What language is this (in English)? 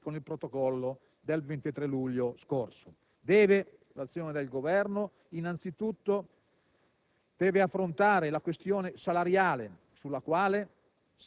Italian